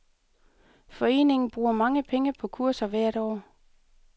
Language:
Danish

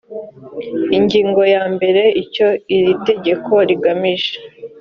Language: Kinyarwanda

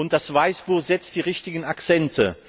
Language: German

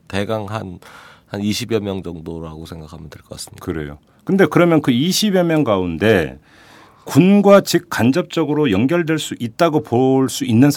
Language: Korean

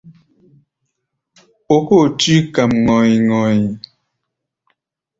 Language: Gbaya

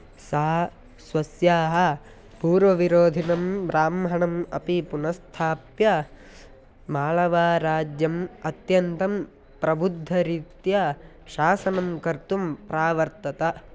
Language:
Sanskrit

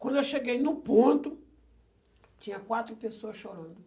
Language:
Portuguese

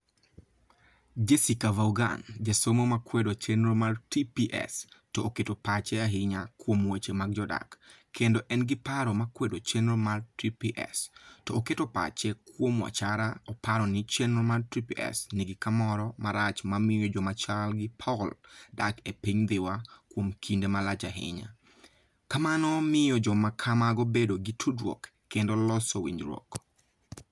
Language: Luo (Kenya and Tanzania)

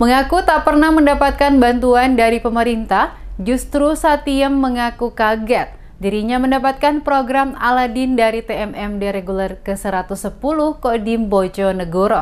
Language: Indonesian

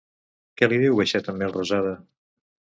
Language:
Catalan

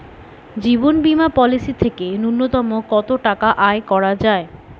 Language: Bangla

